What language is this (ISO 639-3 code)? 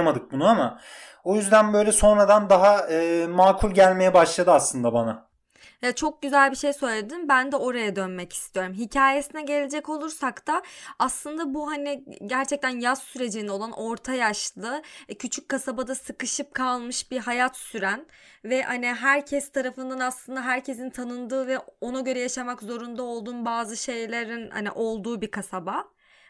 tur